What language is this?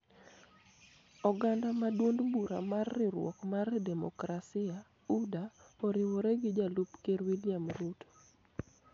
Luo (Kenya and Tanzania)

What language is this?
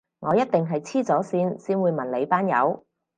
Cantonese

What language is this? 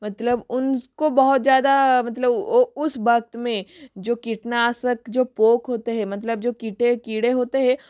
Hindi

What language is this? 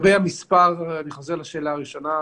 Hebrew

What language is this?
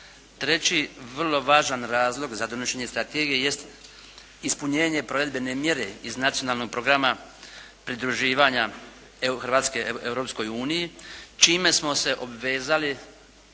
Croatian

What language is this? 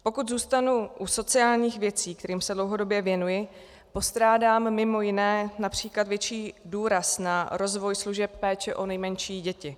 Czech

